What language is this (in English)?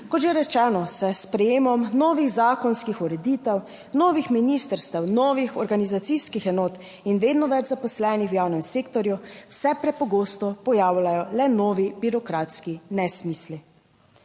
Slovenian